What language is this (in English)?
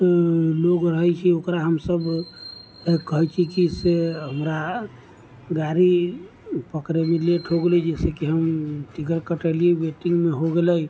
Maithili